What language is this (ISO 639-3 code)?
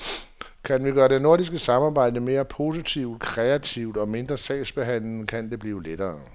dan